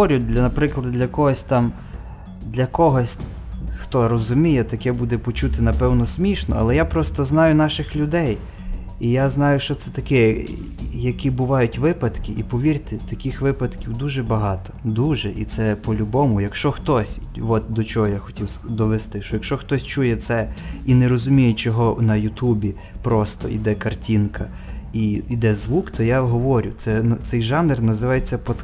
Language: Ukrainian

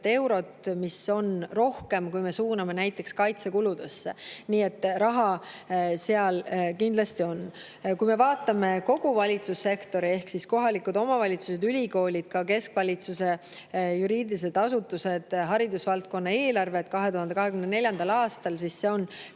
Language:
Estonian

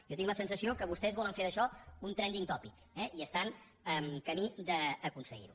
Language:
Catalan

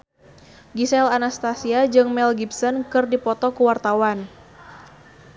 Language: Sundanese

